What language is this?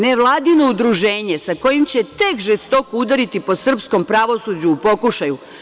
Serbian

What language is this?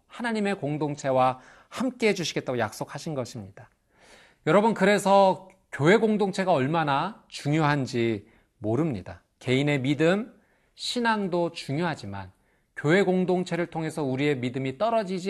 Korean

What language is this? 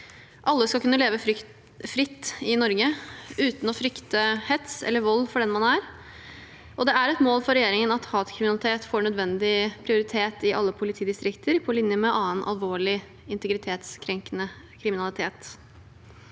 Norwegian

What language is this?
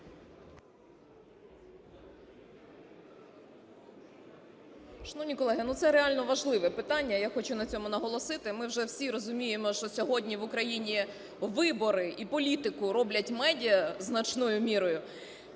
Ukrainian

